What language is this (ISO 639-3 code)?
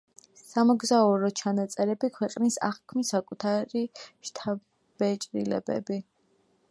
kat